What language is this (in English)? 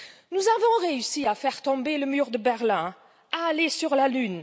French